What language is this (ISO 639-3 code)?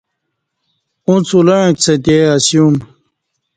bsh